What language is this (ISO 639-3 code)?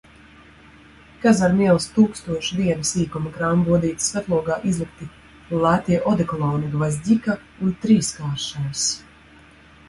lav